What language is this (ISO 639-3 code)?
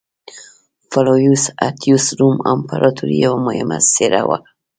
pus